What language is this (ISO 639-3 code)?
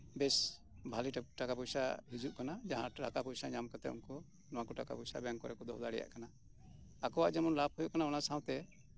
sat